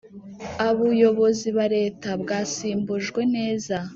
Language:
Kinyarwanda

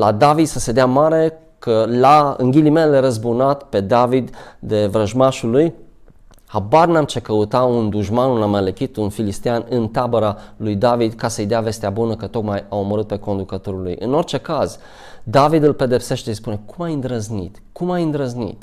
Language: Romanian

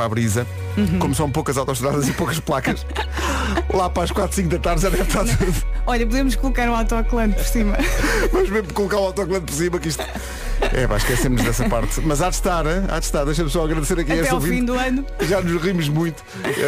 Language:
Portuguese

